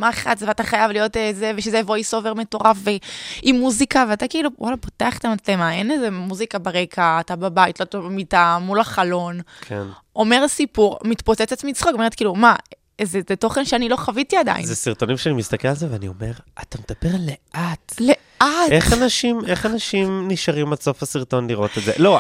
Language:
Hebrew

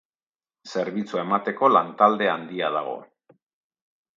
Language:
Basque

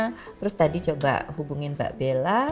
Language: Indonesian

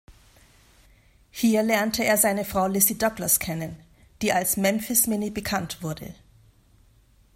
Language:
German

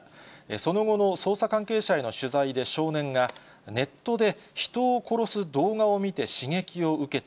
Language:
Japanese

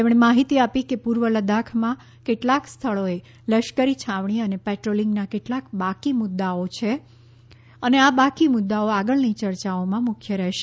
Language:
Gujarati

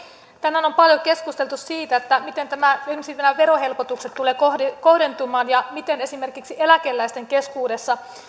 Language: Finnish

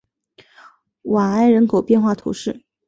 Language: Chinese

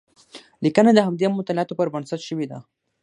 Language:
Pashto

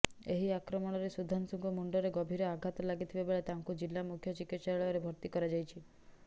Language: Odia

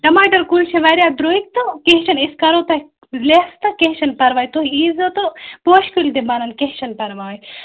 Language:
Kashmiri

